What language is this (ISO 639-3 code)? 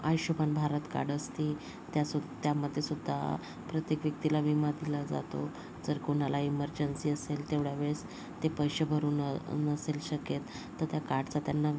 mar